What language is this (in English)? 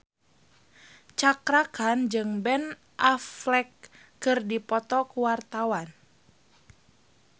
Sundanese